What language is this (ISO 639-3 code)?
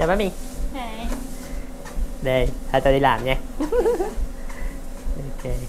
vie